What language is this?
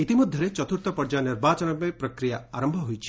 Odia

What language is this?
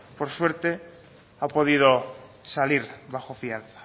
Spanish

